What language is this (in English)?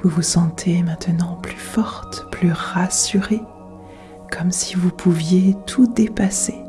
French